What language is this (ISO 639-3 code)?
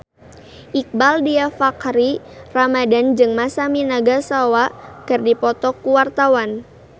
sun